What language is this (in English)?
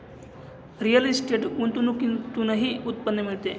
Marathi